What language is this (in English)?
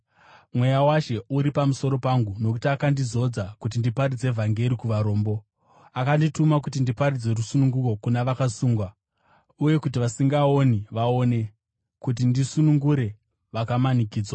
Shona